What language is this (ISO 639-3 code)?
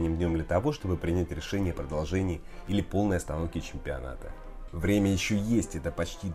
rus